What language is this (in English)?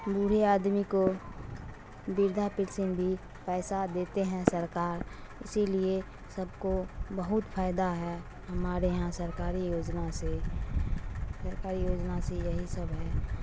Urdu